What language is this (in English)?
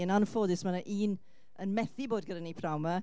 Welsh